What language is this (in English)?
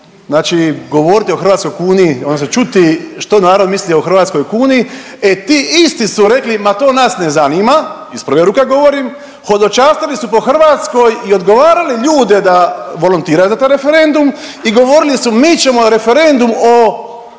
Croatian